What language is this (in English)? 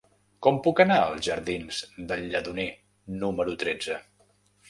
Catalan